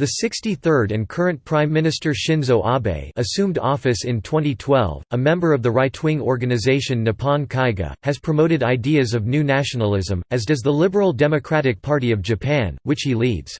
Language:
English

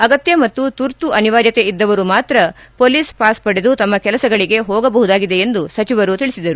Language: Kannada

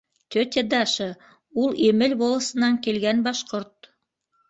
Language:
Bashkir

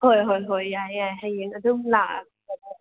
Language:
Manipuri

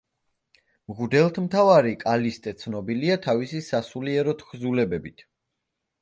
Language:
Georgian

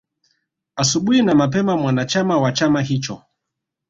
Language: Swahili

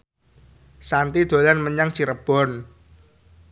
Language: Javanese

